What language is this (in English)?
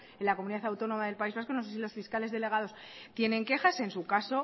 Spanish